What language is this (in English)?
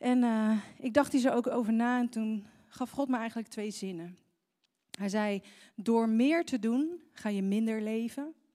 Dutch